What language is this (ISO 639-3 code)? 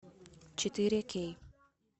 rus